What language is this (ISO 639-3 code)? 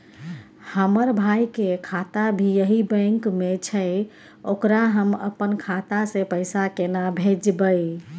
mai